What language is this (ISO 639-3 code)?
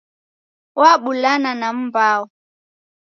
dav